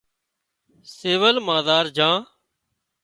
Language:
Wadiyara Koli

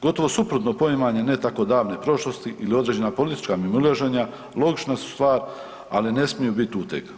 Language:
Croatian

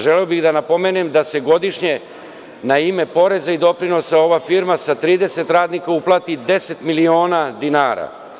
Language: Serbian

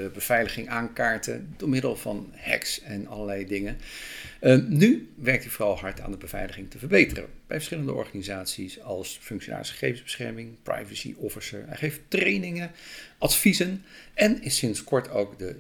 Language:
Dutch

